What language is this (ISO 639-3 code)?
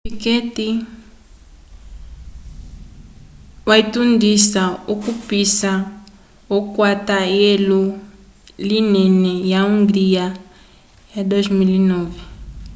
umb